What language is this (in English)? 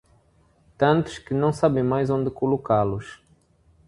Portuguese